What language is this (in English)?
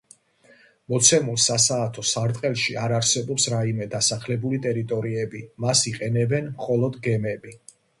Georgian